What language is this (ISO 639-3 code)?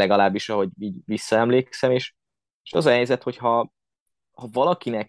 hun